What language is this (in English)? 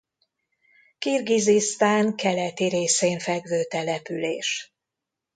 Hungarian